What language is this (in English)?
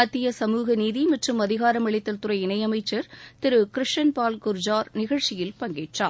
Tamil